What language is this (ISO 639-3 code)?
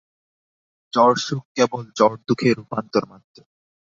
ben